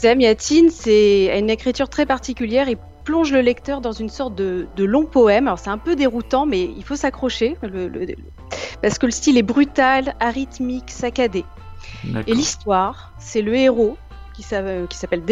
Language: French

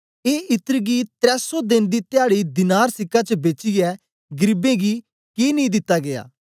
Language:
Dogri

